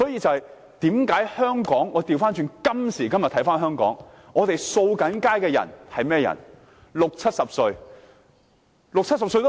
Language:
Cantonese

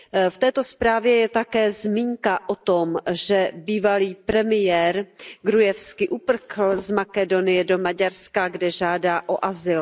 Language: Czech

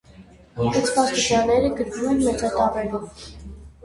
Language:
Armenian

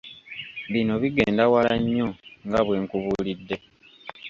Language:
Ganda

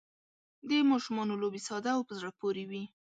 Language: Pashto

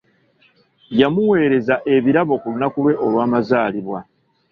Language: Ganda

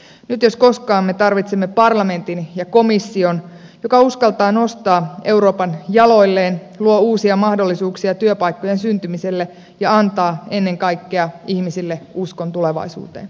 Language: Finnish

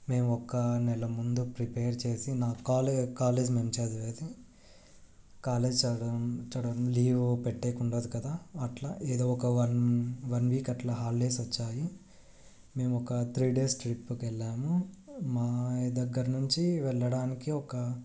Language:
Telugu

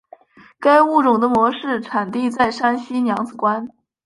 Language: Chinese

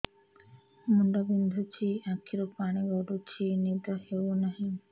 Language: Odia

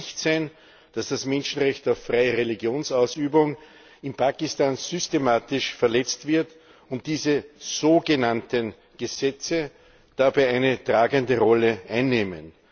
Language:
German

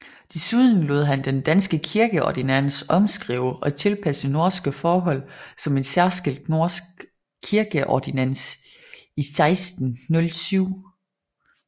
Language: Danish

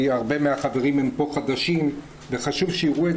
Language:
Hebrew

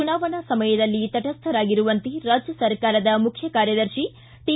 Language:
Kannada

